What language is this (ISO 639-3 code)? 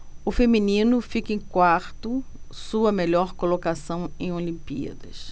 por